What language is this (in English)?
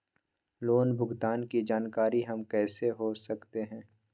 Magahi